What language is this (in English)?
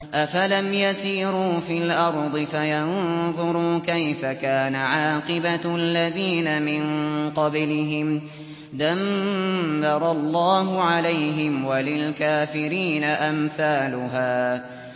Arabic